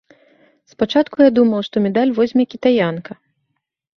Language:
Belarusian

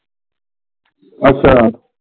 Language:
Punjabi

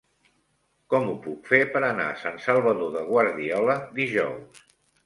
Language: Catalan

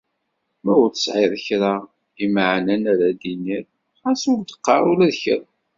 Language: Kabyle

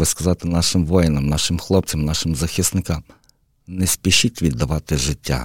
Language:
Ukrainian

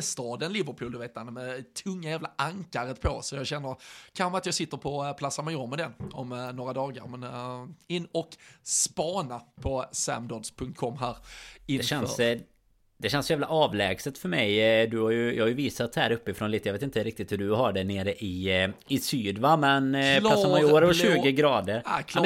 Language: Swedish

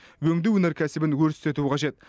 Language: Kazakh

